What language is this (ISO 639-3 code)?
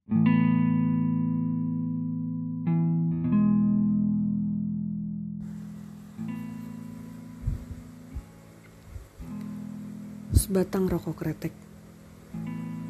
ind